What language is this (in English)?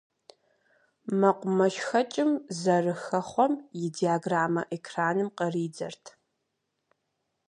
Kabardian